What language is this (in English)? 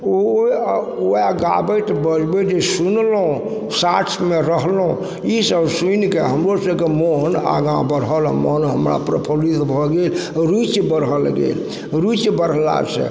Maithili